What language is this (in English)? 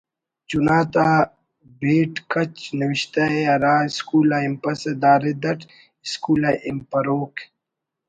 Brahui